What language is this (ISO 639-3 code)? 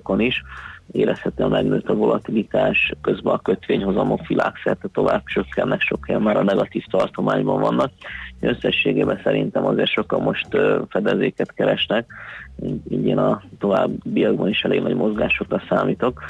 hun